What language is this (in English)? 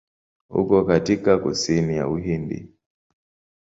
Swahili